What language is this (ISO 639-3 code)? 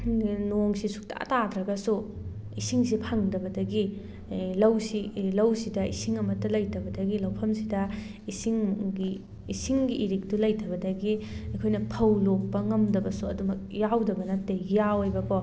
mni